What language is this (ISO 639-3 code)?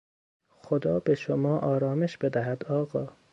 fas